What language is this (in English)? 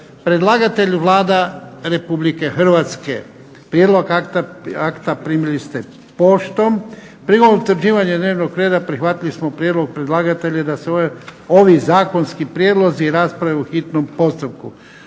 Croatian